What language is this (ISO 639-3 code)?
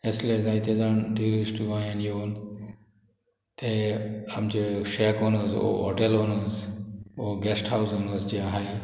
kok